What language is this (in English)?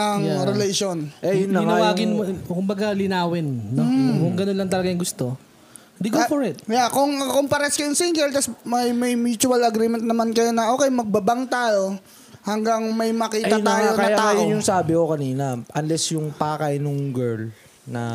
Filipino